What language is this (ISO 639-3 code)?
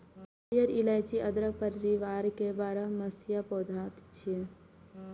mai